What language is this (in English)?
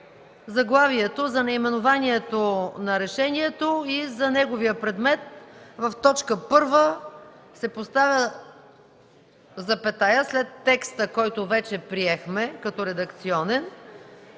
Bulgarian